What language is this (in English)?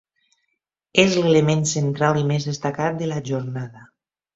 Catalan